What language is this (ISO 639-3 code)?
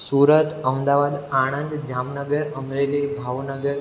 guj